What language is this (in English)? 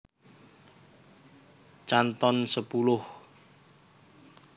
Javanese